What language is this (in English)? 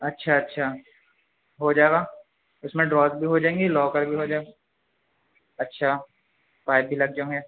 Urdu